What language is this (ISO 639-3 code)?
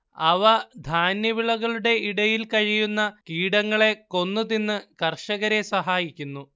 mal